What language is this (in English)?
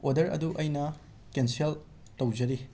Manipuri